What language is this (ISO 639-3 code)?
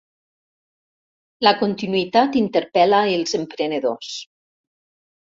cat